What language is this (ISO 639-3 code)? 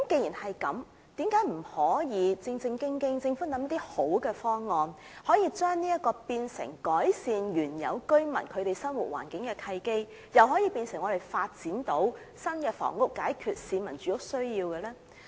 yue